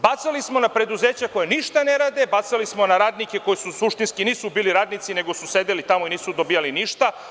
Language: Serbian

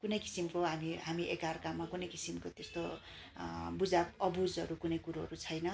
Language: Nepali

